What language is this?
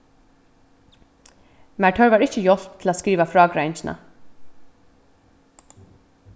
Faroese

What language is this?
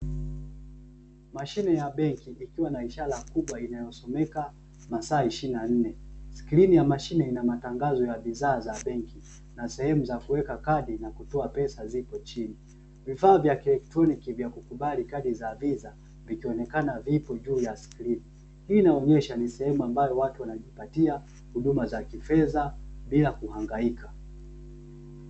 Swahili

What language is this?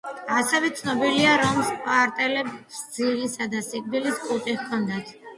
Georgian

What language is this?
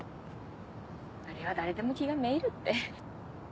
Japanese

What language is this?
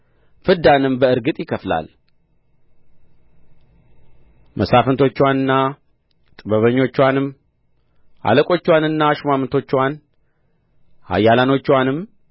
Amharic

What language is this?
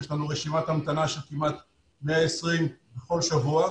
Hebrew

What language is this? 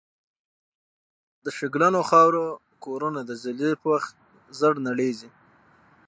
Pashto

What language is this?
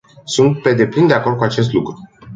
Romanian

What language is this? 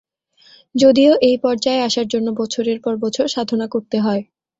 Bangla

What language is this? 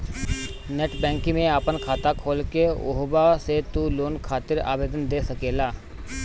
Bhojpuri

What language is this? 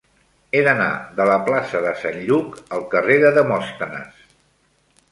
Catalan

